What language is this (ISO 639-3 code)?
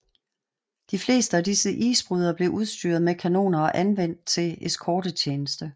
dan